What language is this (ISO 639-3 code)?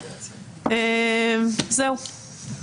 heb